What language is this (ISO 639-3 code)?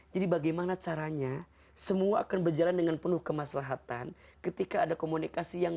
ind